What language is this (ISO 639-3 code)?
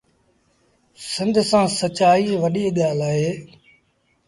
sbn